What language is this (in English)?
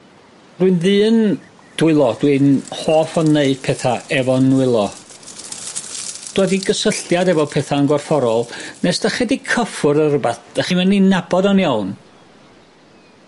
Welsh